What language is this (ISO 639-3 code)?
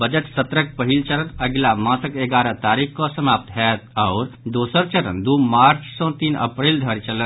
mai